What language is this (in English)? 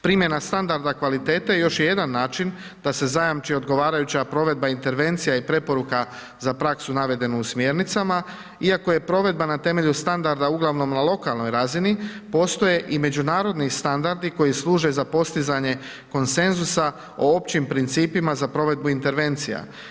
Croatian